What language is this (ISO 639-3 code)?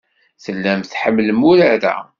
kab